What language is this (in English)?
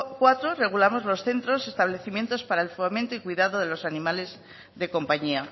Spanish